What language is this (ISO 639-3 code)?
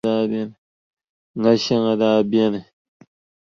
dag